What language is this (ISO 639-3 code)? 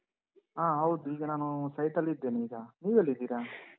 kan